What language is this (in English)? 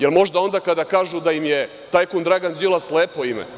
Serbian